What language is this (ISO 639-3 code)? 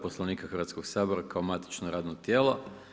hrv